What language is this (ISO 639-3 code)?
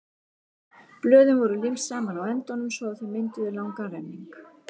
isl